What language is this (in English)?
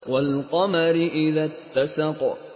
Arabic